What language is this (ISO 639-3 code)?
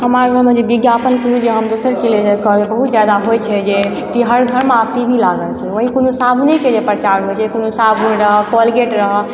mai